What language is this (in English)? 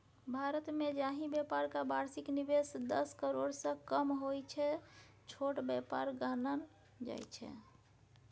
Maithili